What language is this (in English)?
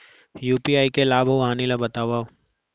Chhattisgarhi